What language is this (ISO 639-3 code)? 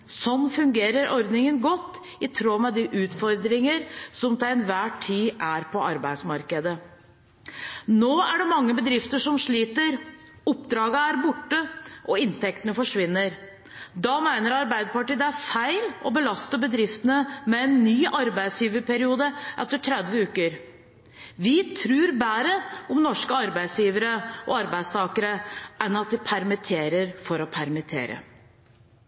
nob